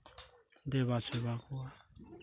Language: Santali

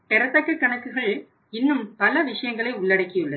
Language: Tamil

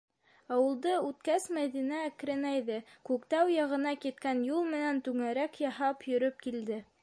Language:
Bashkir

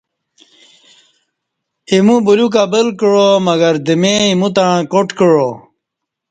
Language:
Kati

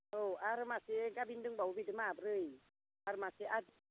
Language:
Bodo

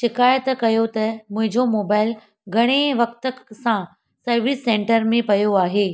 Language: Sindhi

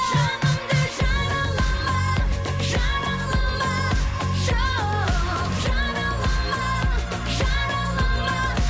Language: Kazakh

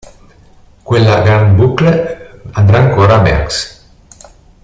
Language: Italian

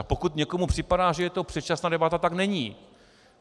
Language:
Czech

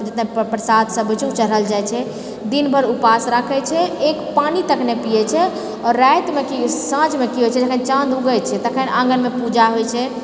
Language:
Maithili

